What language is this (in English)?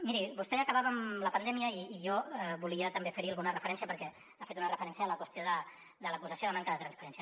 Catalan